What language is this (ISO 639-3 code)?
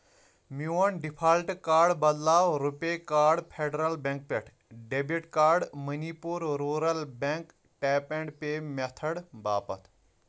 kas